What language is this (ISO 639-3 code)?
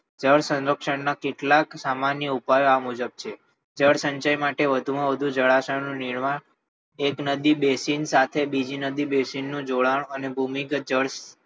guj